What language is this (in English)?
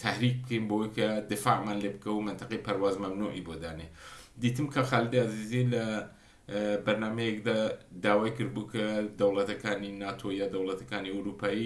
Persian